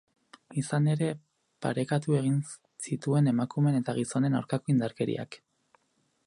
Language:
Basque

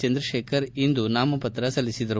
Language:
Kannada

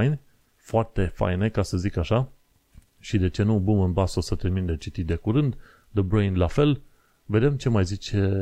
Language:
Romanian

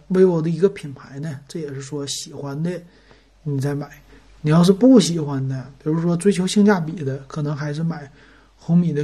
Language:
Chinese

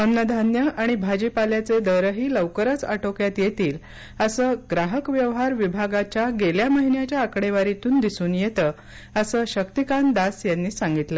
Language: Marathi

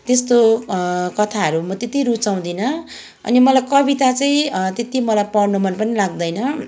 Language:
Nepali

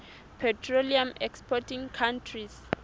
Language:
Southern Sotho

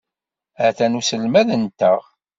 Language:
Kabyle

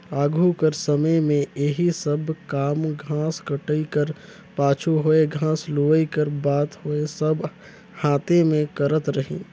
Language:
Chhattisgarhi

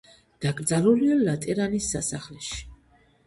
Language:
Georgian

